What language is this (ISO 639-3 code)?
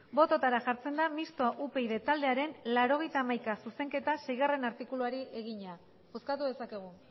eus